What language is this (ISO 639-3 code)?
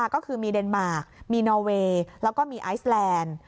tha